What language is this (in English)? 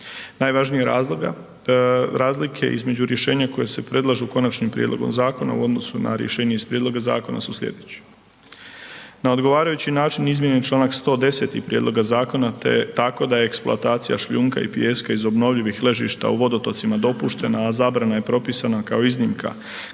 Croatian